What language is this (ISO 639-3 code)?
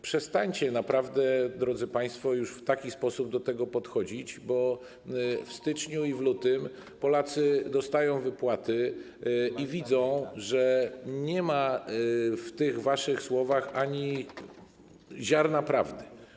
pol